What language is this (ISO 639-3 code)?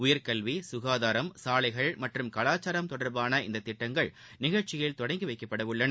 tam